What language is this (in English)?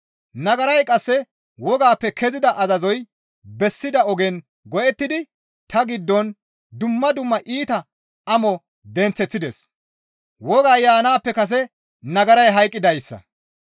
Gamo